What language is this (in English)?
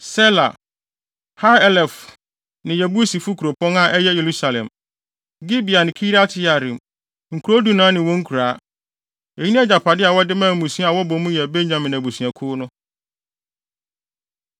Akan